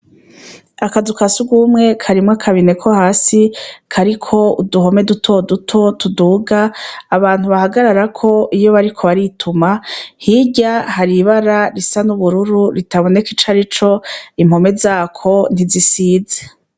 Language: Rundi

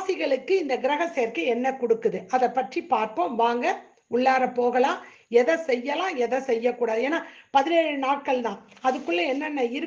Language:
Indonesian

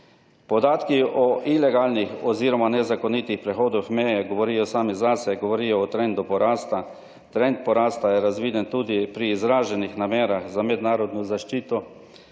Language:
Slovenian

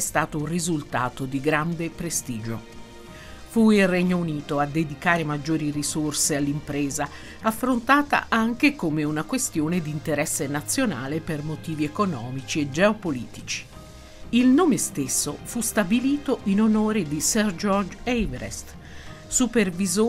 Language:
Italian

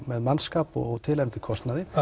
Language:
Icelandic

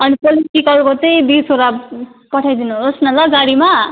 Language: Nepali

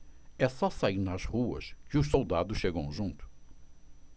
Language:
Portuguese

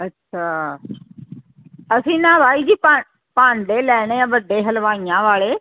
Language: Punjabi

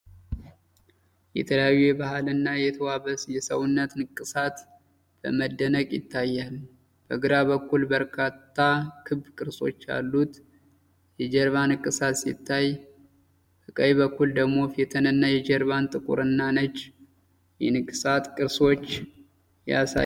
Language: Amharic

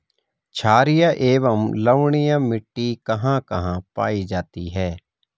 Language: Hindi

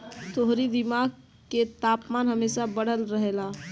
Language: Bhojpuri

